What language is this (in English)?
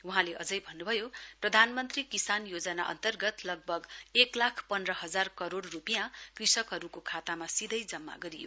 Nepali